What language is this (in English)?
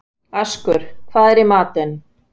Icelandic